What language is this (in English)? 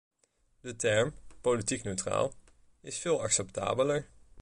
Dutch